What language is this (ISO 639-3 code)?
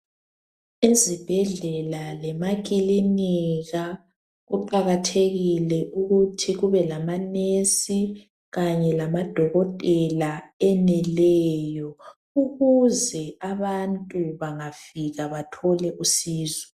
nde